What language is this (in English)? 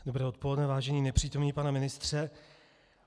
Czech